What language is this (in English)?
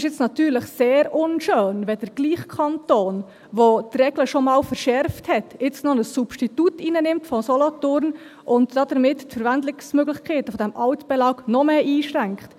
Swiss German